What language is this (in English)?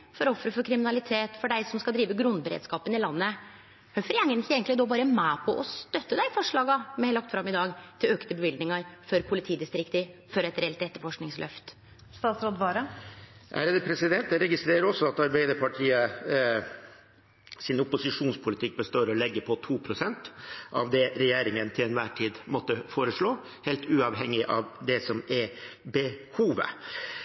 Norwegian